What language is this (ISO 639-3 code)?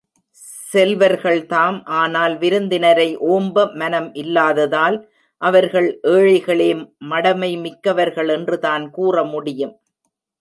tam